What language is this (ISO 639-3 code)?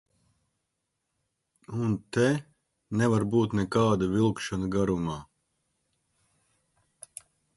lav